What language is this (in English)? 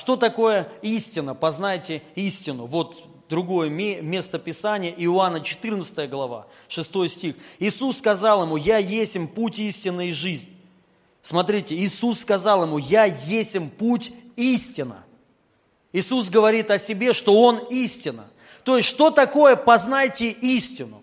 Russian